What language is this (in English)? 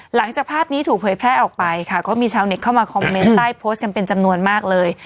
Thai